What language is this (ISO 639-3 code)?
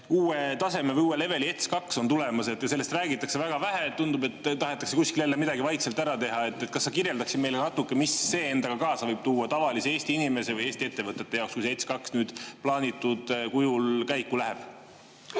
est